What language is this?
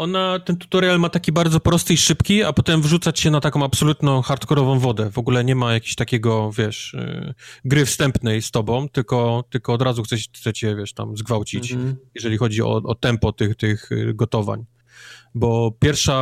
Polish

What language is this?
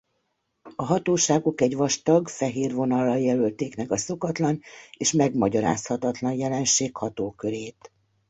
Hungarian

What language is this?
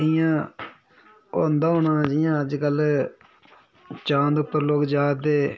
Dogri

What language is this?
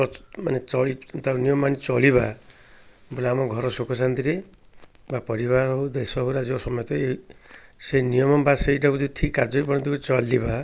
Odia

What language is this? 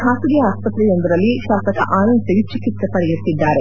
Kannada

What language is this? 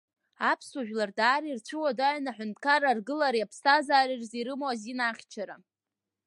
Abkhazian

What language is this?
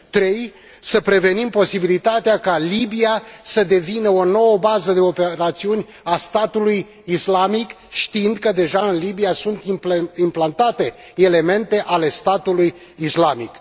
Romanian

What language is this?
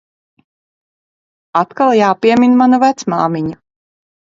Latvian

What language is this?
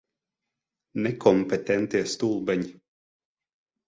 Latvian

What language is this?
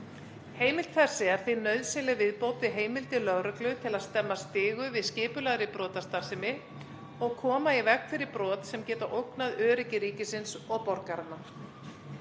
Icelandic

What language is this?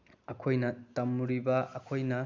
Manipuri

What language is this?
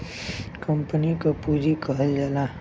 Bhojpuri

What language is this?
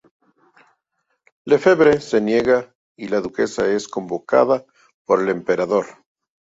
Spanish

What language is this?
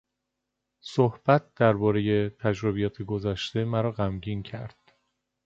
Persian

